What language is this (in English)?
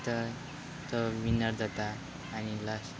Konkani